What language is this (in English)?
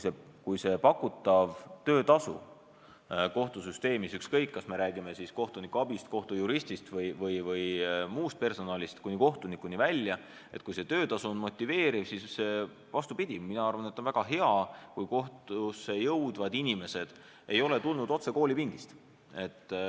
Estonian